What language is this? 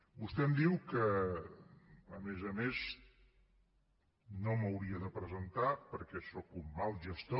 Catalan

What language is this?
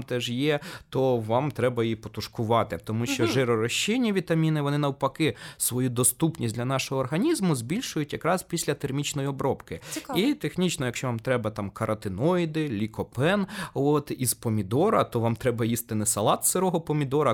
Ukrainian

